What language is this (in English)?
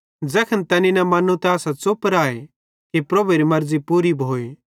Bhadrawahi